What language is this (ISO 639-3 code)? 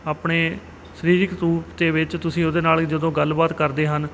pan